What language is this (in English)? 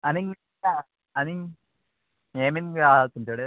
Konkani